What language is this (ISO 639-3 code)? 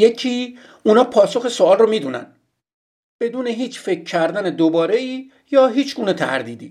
fas